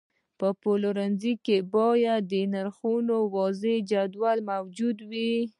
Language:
Pashto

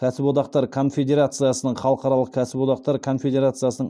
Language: Kazakh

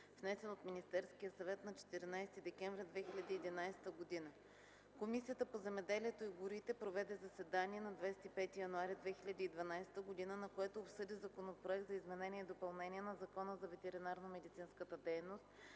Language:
Bulgarian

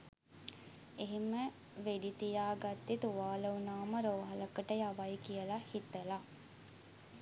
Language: Sinhala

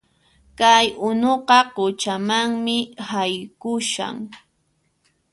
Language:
Puno Quechua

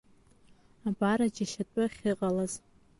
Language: Abkhazian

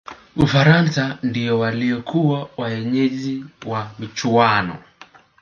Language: Swahili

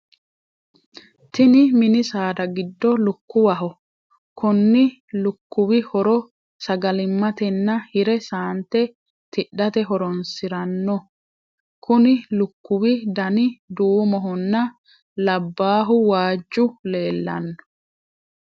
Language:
Sidamo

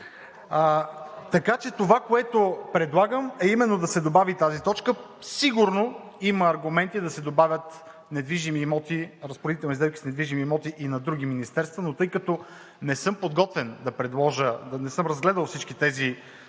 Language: Bulgarian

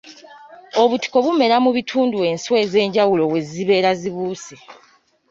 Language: Ganda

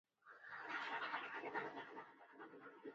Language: Pashto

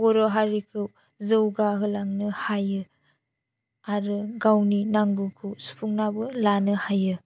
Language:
Bodo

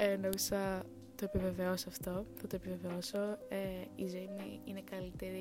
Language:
Greek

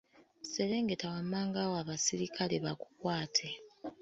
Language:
Ganda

